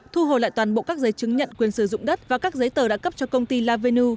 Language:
Vietnamese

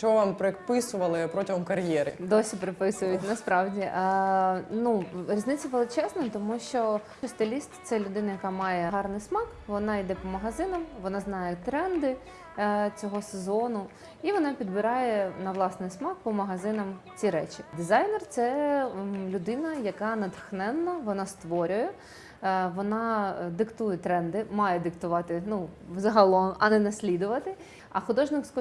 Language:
Ukrainian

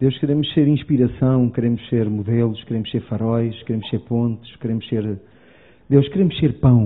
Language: Portuguese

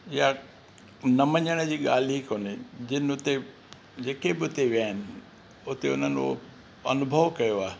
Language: Sindhi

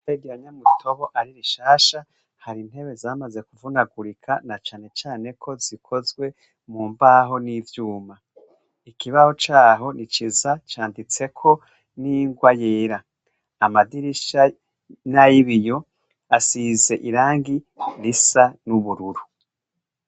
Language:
Rundi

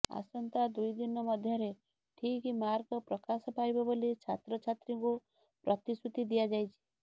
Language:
Odia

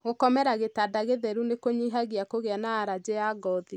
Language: Kikuyu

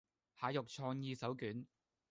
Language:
Cantonese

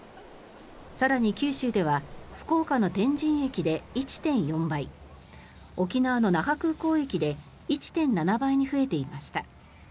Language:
Japanese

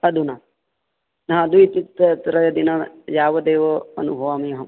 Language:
Sanskrit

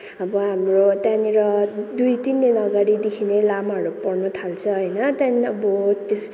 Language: Nepali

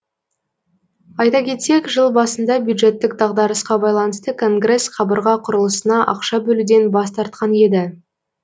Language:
Kazakh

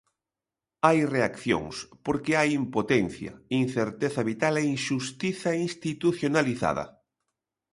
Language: Galician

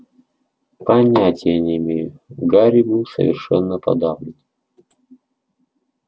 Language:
Russian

